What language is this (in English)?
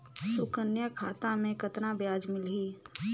Chhattisgarhi